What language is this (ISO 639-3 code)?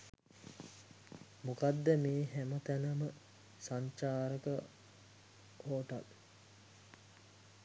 sin